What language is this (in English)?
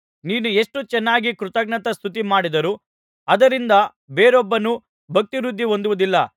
Kannada